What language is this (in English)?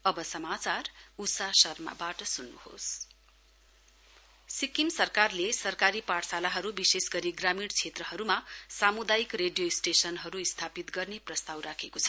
Nepali